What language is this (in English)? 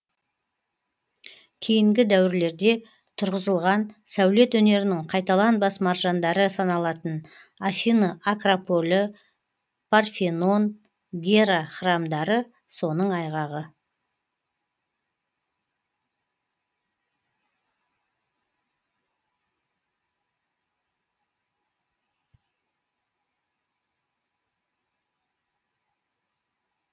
Kazakh